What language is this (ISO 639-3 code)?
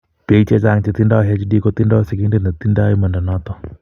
kln